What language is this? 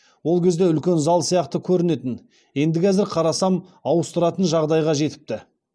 Kazakh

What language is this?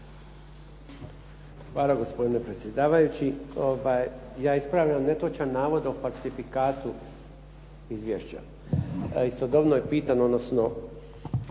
Croatian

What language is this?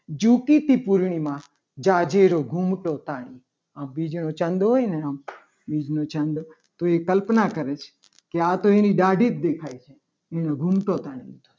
Gujarati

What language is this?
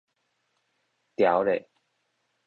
Min Nan Chinese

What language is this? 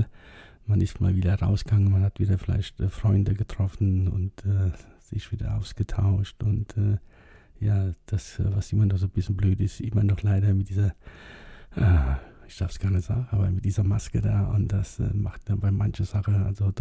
German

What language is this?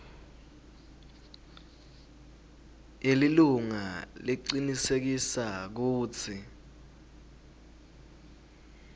Swati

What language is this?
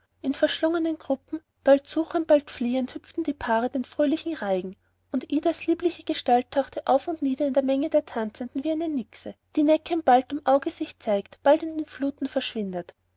German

